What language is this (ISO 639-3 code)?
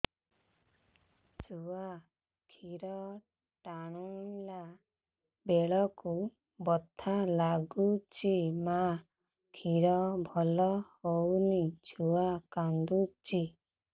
ori